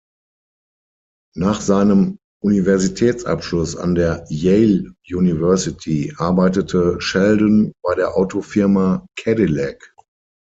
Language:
German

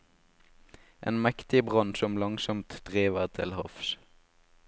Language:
Norwegian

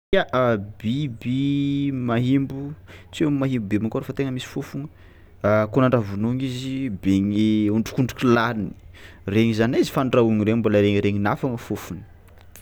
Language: Tsimihety Malagasy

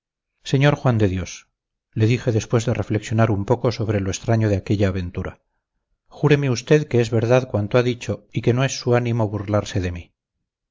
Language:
Spanish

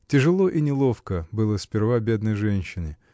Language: Russian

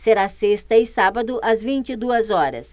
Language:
Portuguese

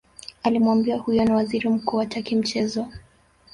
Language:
Swahili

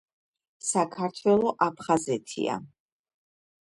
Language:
Georgian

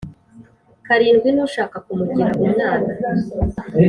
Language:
Kinyarwanda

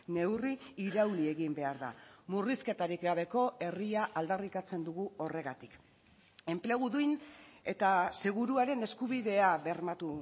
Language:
Basque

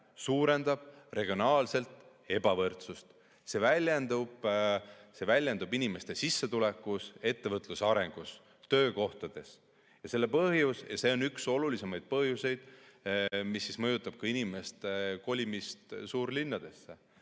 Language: Estonian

